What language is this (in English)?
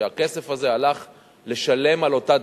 Hebrew